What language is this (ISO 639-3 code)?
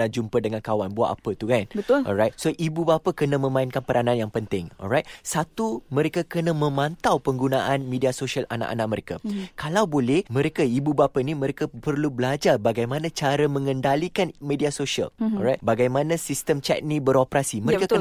msa